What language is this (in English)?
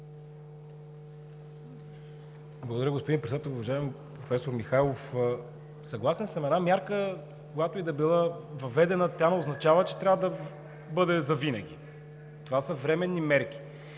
Bulgarian